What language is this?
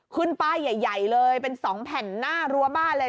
Thai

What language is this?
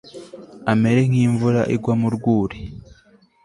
Kinyarwanda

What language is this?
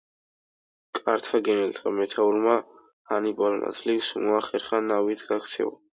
Georgian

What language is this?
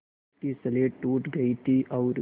Hindi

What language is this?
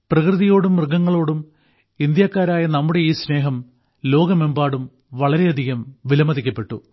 Malayalam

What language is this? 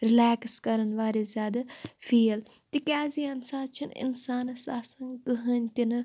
Kashmiri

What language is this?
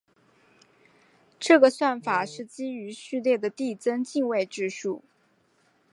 Chinese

